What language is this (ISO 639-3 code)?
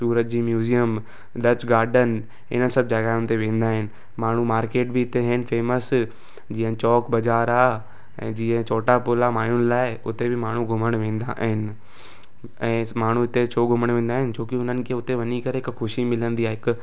snd